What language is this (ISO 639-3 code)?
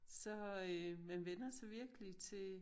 dan